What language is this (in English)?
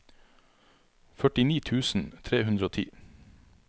Norwegian